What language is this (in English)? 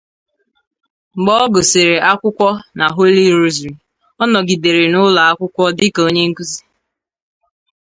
Igbo